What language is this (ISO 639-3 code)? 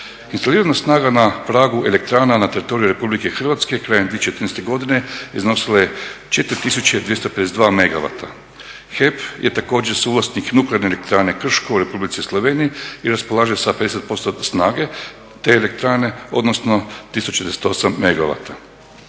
hrv